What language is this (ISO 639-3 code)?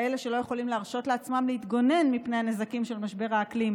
heb